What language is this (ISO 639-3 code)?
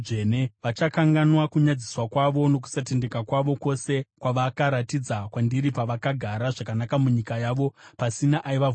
sna